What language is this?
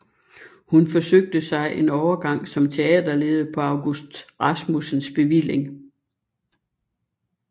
Danish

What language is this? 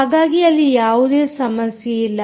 Kannada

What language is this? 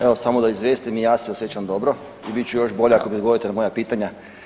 Croatian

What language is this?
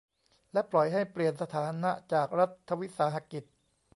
Thai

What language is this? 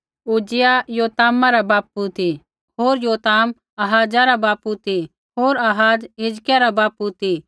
Kullu Pahari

